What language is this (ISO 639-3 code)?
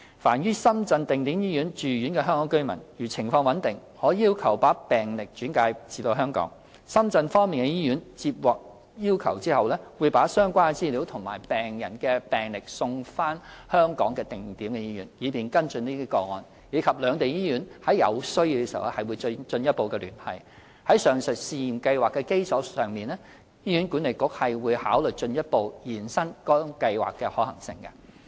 yue